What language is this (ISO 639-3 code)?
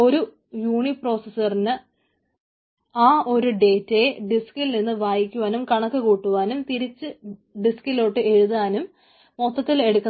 mal